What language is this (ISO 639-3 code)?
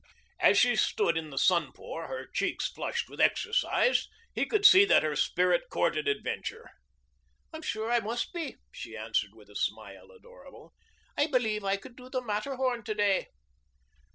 eng